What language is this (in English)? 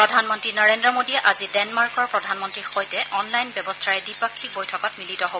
Assamese